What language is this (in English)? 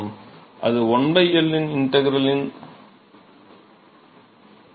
Tamil